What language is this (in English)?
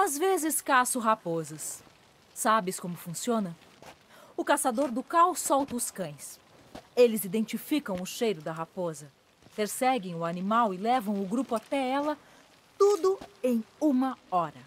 Portuguese